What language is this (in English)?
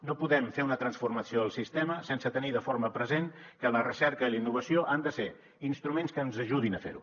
Catalan